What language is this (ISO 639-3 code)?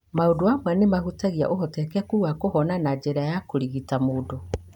kik